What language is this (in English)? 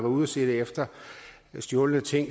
Danish